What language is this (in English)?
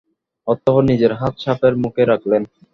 Bangla